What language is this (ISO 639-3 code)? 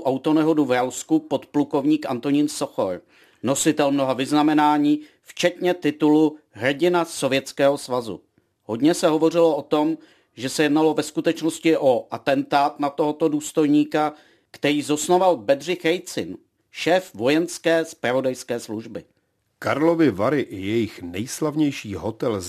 ces